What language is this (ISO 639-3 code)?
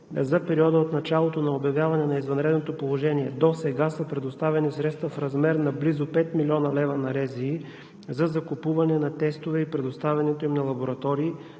bul